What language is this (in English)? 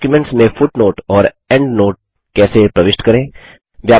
Hindi